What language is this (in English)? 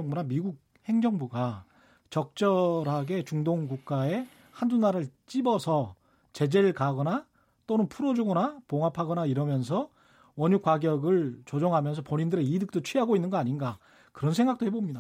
Korean